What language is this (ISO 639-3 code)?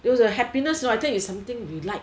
eng